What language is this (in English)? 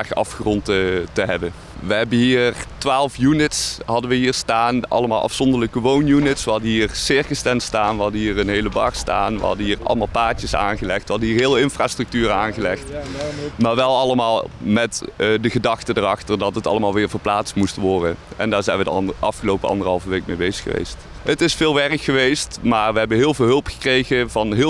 Dutch